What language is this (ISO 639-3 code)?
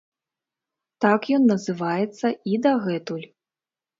bel